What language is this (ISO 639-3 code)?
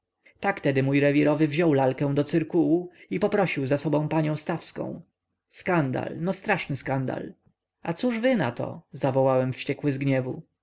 pol